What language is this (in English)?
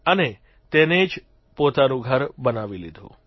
Gujarati